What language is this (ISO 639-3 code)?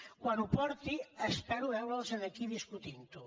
cat